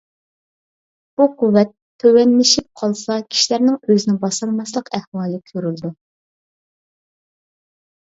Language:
Uyghur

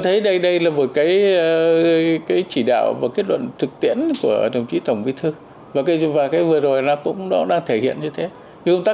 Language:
Vietnamese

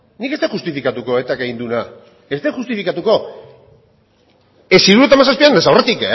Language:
Basque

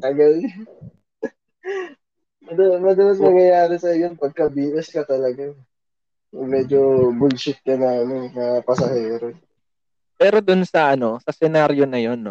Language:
Filipino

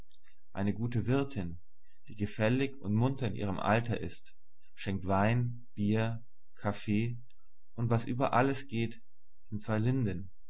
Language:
German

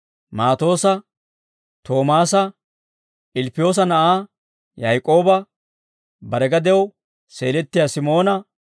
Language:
Dawro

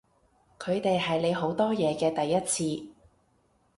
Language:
Cantonese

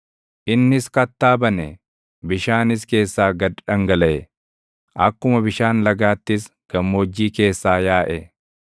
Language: Oromo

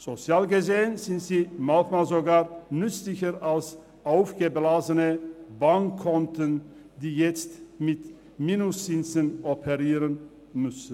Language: Swiss German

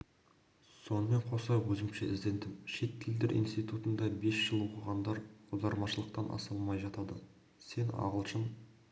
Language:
Kazakh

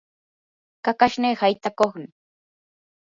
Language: Yanahuanca Pasco Quechua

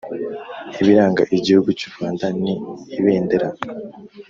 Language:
Kinyarwanda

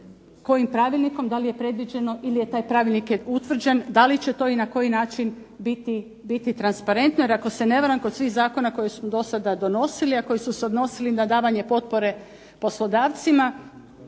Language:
Croatian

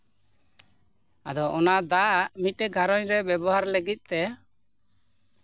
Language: Santali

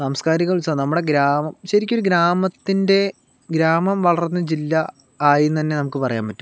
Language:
Malayalam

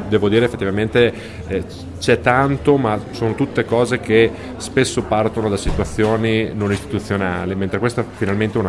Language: Italian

